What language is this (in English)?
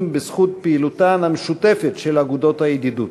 Hebrew